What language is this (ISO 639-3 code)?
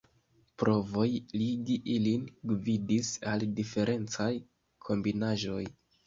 epo